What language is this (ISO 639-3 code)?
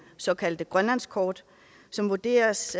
dan